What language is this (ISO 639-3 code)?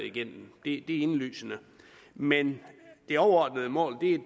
dan